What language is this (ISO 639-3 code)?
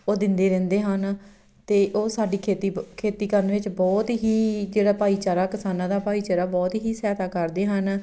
pan